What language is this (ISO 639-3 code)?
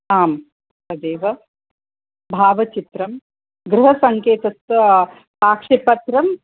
san